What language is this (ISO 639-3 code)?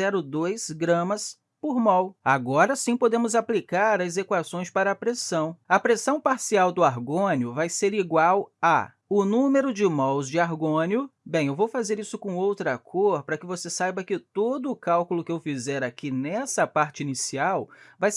por